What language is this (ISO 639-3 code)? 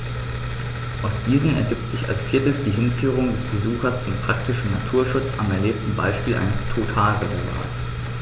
deu